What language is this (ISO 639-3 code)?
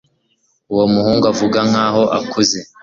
kin